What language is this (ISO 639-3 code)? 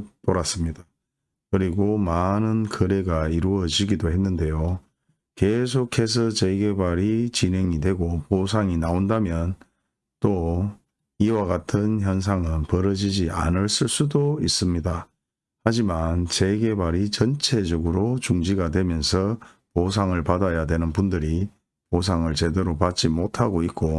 kor